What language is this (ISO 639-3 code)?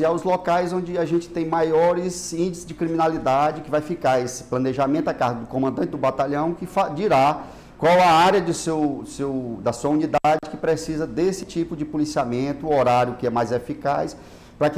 por